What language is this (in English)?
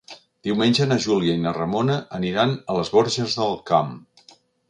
Catalan